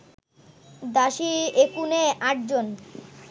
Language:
Bangla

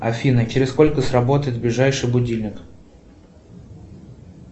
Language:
Russian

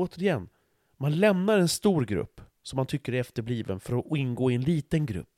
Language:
Swedish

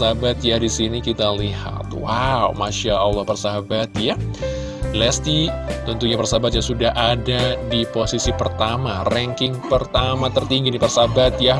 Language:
Indonesian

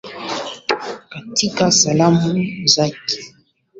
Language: Swahili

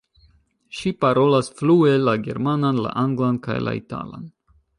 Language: Esperanto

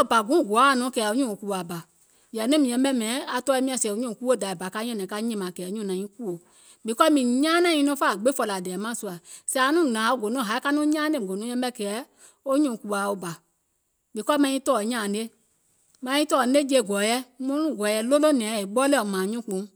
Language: Gola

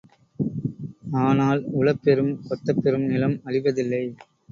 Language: Tamil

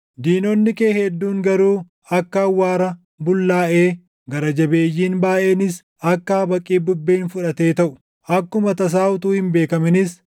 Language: Oromo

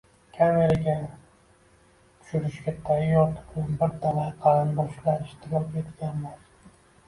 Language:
Uzbek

